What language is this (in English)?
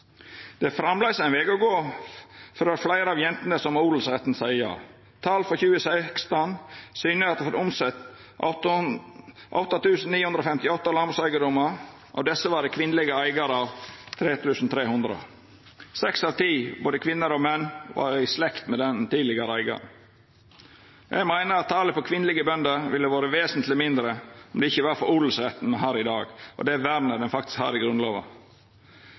Norwegian Nynorsk